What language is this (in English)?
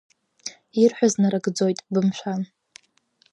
Abkhazian